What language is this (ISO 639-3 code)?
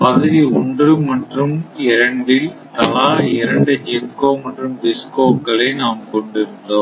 tam